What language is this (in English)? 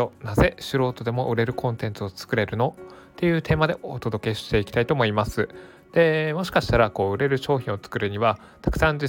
Japanese